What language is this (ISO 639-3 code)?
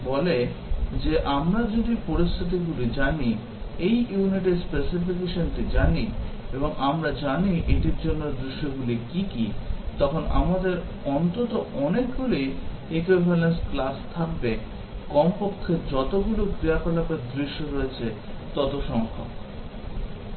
ben